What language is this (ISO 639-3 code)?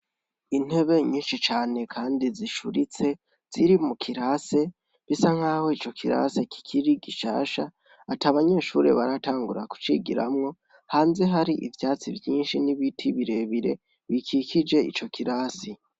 run